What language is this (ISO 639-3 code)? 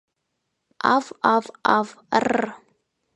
chm